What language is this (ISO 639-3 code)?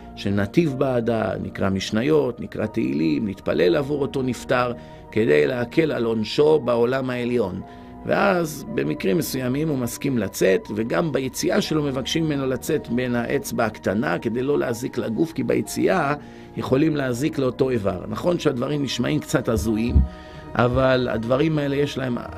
heb